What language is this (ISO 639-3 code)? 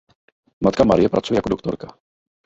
ces